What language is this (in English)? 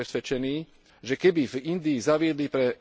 Slovak